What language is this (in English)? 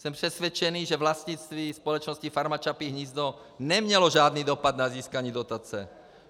Czech